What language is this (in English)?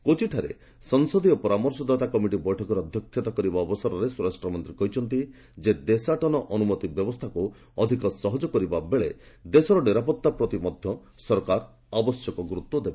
Odia